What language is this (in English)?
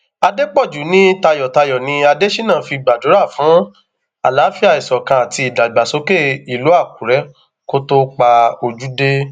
Yoruba